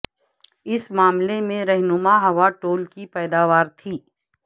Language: Urdu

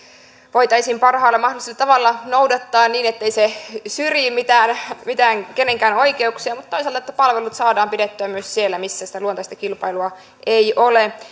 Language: Finnish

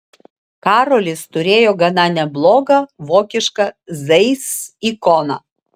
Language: Lithuanian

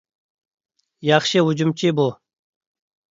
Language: Uyghur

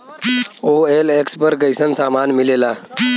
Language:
Bhojpuri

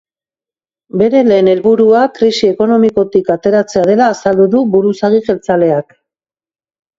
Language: Basque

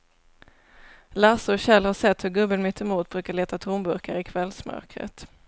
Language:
Swedish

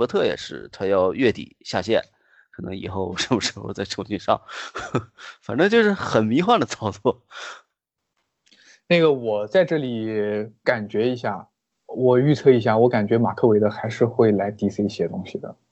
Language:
Chinese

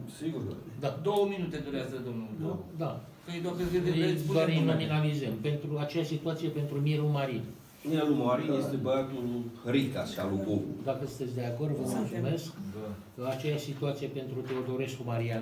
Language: Romanian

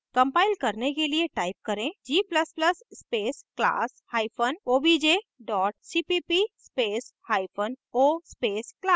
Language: Hindi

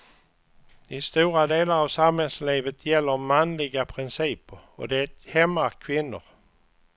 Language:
Swedish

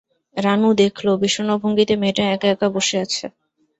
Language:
Bangla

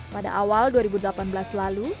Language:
Indonesian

